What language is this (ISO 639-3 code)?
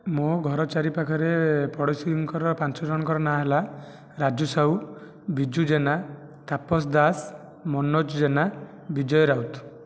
ori